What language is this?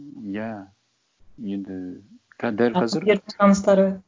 Kazakh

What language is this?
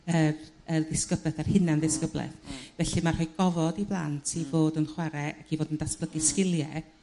Welsh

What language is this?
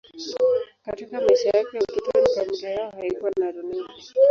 Swahili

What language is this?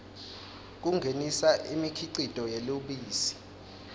Swati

